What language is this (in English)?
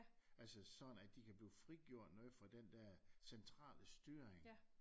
Danish